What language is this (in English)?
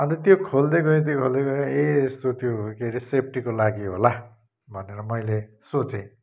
Nepali